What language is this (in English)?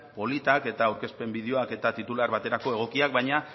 Basque